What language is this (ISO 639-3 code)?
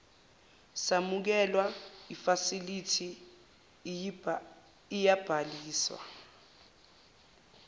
zul